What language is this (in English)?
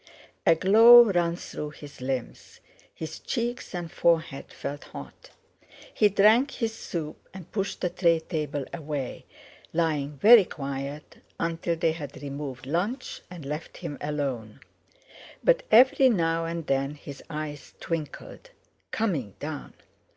English